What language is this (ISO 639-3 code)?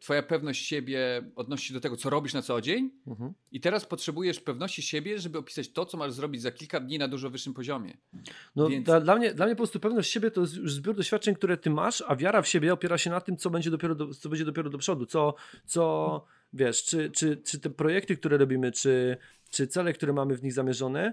pol